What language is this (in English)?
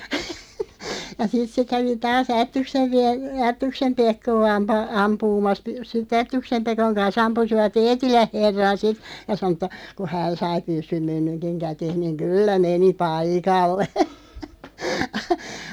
Finnish